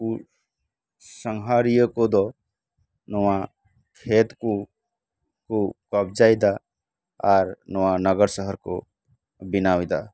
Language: Santali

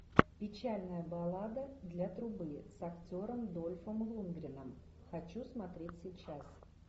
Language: Russian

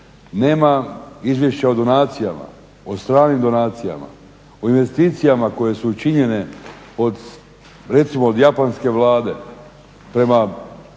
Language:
Croatian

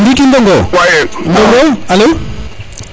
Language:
Serer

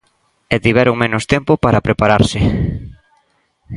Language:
Galician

